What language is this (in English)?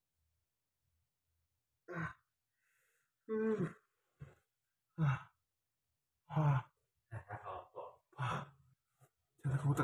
Indonesian